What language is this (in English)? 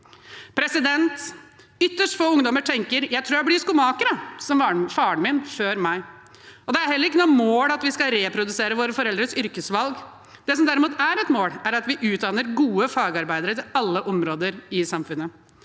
Norwegian